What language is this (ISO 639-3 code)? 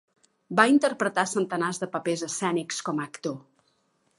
cat